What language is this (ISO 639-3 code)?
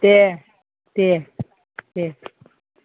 brx